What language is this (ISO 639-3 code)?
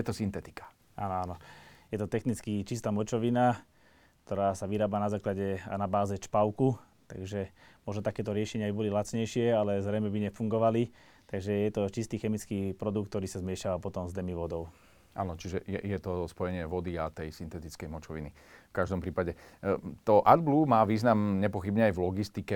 slk